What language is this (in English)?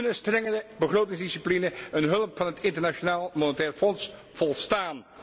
Dutch